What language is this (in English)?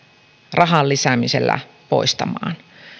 Finnish